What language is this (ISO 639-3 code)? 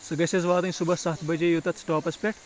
kas